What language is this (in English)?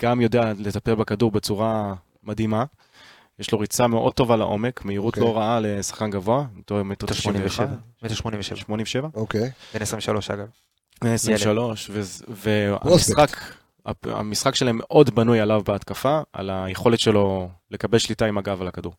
Hebrew